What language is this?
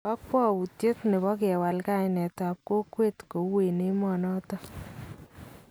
Kalenjin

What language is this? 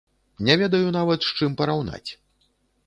Belarusian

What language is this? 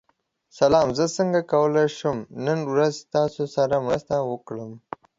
Pashto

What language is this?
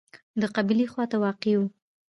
Pashto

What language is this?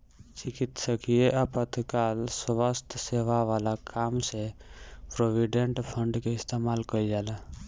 Bhojpuri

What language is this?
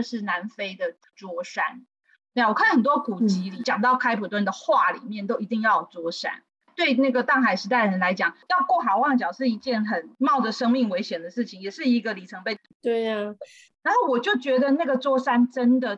Chinese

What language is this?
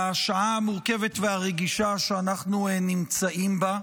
Hebrew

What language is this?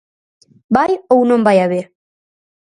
Galician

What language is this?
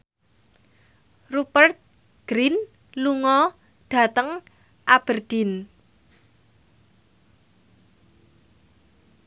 Javanese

